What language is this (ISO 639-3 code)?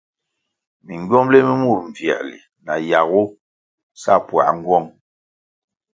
nmg